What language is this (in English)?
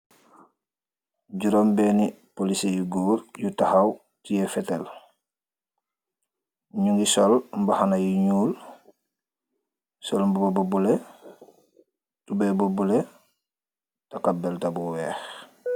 Wolof